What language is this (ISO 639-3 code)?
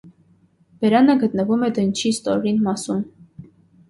hye